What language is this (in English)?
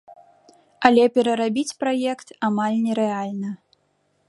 Belarusian